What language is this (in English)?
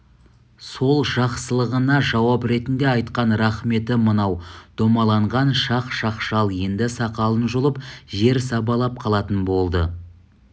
Kazakh